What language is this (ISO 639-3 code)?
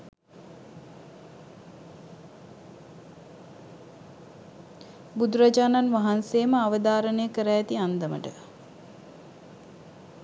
sin